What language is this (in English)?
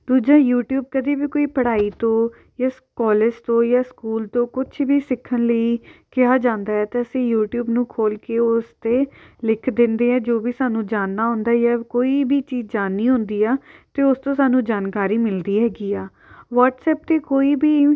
Punjabi